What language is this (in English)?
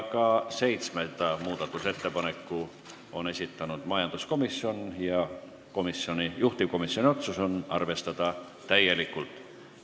Estonian